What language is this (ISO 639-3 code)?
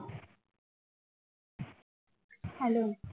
ben